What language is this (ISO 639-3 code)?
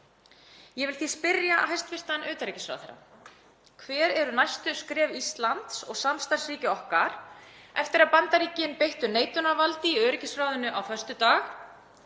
isl